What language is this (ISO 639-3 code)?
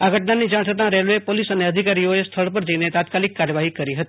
guj